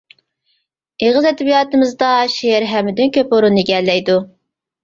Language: Uyghur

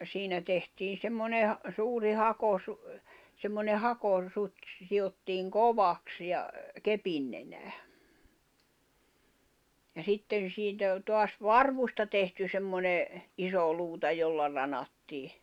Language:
Finnish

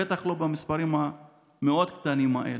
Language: Hebrew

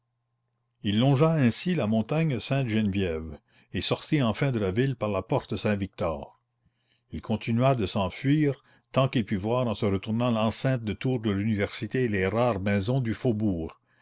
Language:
French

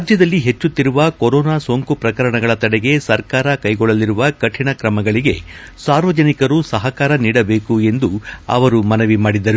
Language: Kannada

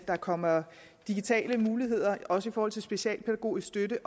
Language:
Danish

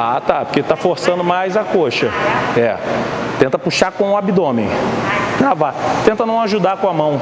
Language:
Portuguese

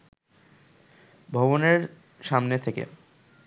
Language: Bangla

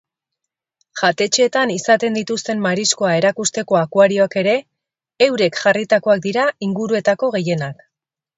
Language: Basque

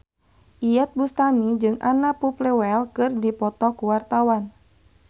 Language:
Sundanese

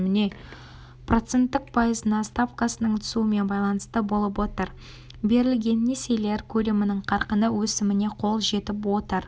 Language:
Kazakh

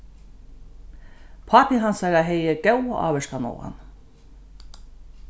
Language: Faroese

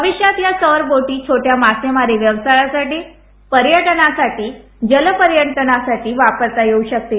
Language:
Marathi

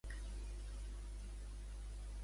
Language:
Catalan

